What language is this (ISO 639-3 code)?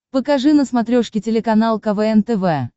rus